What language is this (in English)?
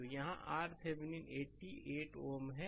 Hindi